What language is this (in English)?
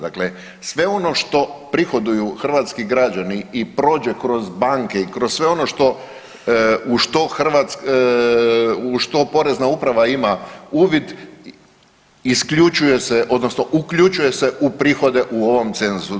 Croatian